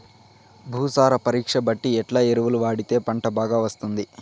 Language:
Telugu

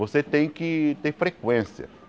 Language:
Portuguese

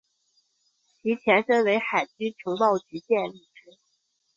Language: Chinese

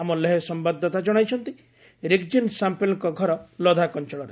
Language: Odia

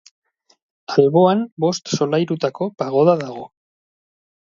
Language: Basque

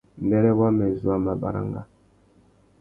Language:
Tuki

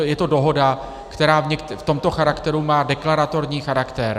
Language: Czech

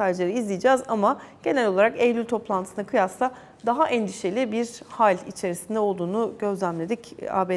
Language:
Turkish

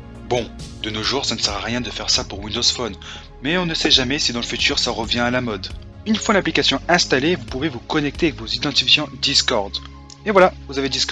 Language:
French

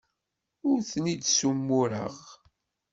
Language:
Kabyle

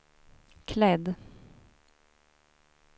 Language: Swedish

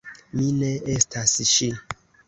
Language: Esperanto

